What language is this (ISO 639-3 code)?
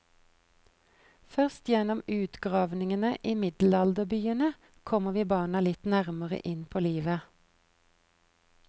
nor